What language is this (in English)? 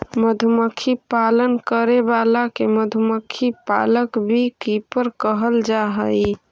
Magahi